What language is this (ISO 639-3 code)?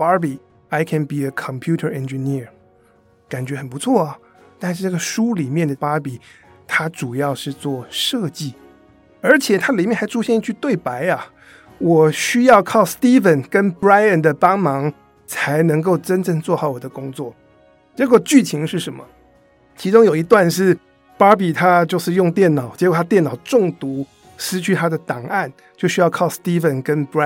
zho